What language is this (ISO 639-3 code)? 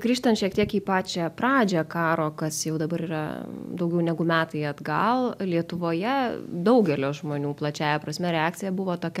lit